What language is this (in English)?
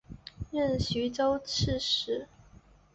Chinese